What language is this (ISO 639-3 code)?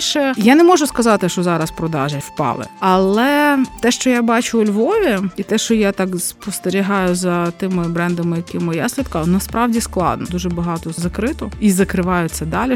ukr